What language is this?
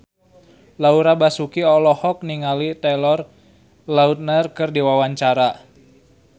Sundanese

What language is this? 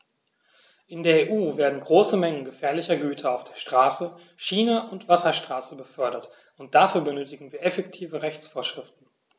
German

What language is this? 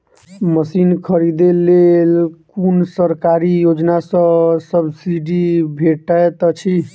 Maithili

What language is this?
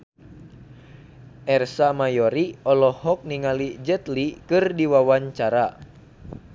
Sundanese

